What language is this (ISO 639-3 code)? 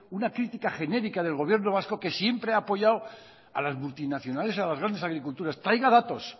spa